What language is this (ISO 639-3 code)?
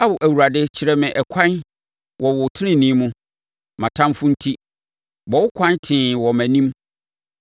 aka